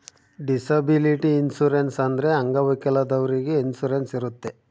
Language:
Kannada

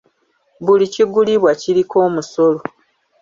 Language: Ganda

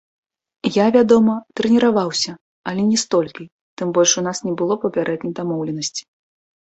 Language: Belarusian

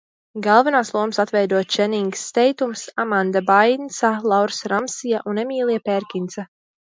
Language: Latvian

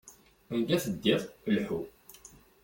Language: Kabyle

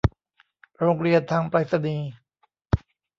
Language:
Thai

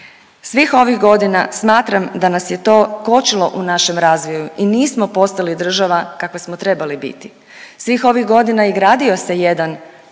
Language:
Croatian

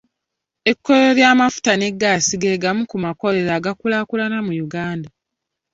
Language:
Ganda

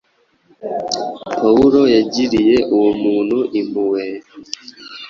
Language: Kinyarwanda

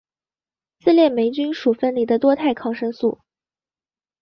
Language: Chinese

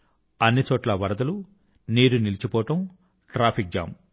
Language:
Telugu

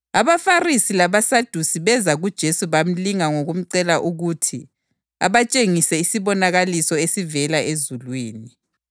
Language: North Ndebele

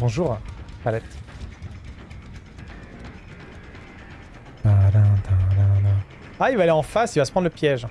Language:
French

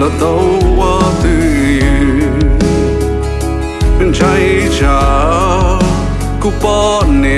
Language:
Vietnamese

